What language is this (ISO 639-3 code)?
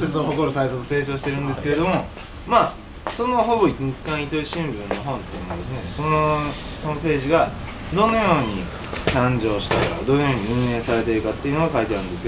jpn